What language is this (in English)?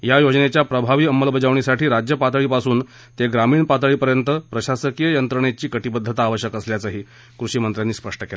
Marathi